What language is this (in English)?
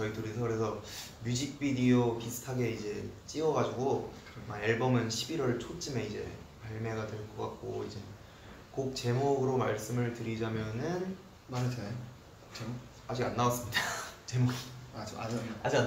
Korean